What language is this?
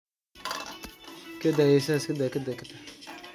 Somali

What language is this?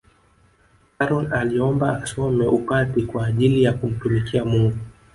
Swahili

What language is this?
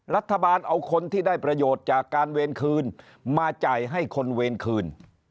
Thai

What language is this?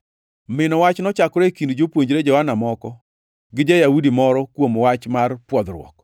Luo (Kenya and Tanzania)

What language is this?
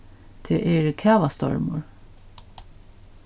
Faroese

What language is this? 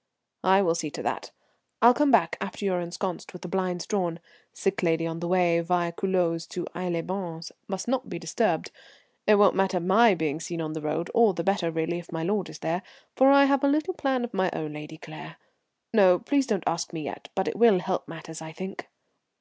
English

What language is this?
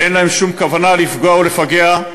Hebrew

